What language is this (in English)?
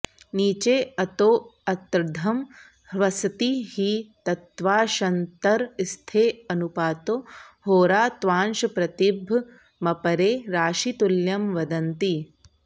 Sanskrit